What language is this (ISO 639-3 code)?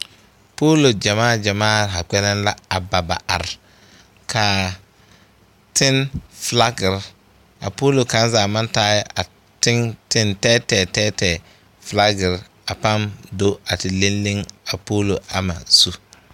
dga